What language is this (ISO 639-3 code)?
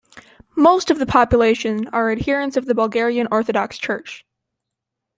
eng